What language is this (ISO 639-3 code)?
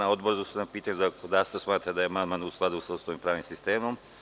srp